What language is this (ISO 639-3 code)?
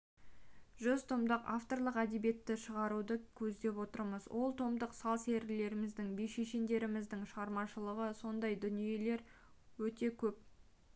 kaz